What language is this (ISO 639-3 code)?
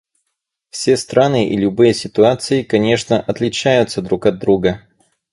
rus